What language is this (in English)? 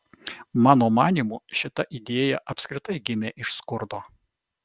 Lithuanian